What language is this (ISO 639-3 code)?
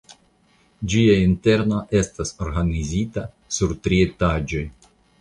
epo